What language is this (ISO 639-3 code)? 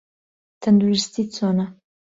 ckb